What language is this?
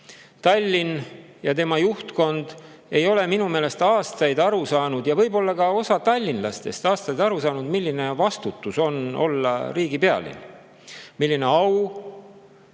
Estonian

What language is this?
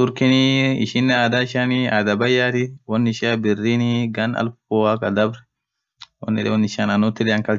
Orma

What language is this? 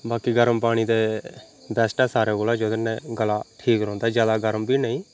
Dogri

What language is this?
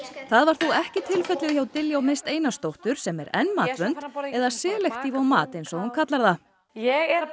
Icelandic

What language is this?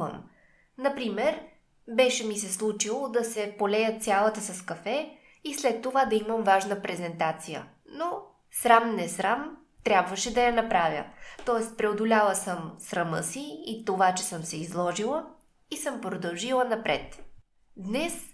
Bulgarian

